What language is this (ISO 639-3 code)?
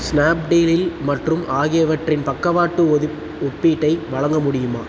tam